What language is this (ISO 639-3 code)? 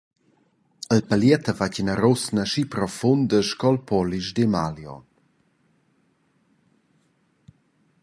roh